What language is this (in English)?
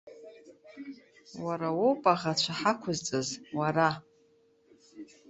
Abkhazian